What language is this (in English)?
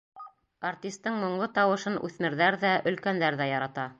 Bashkir